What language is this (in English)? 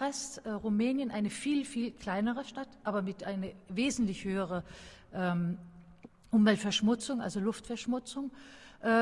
German